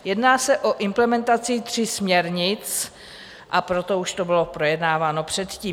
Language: Czech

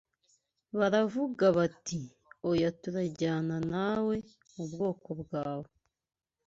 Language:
Kinyarwanda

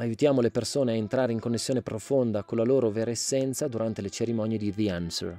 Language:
Italian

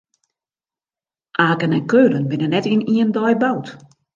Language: Western Frisian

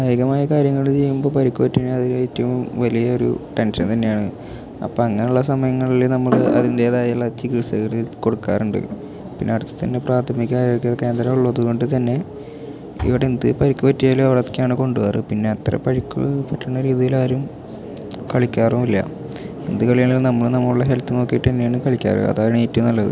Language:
Malayalam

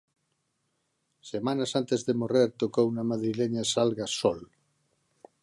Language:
Galician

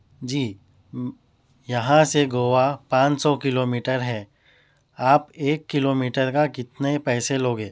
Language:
Urdu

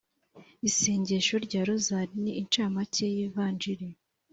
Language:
Kinyarwanda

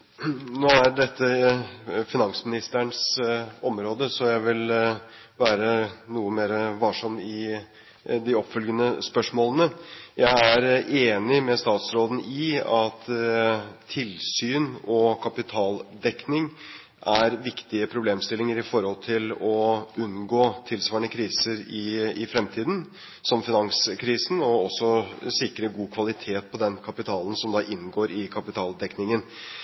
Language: Norwegian Bokmål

